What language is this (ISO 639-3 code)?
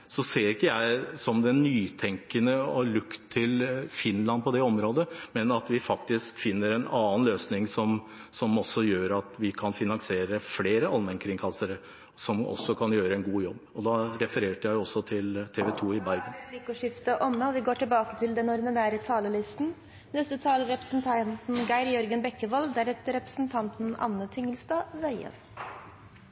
nor